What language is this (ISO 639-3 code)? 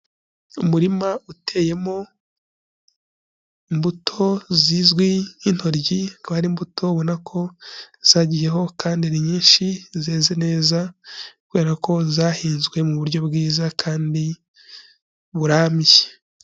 kin